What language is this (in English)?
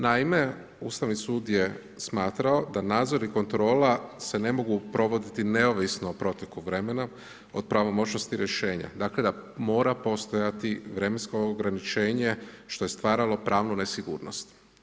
Croatian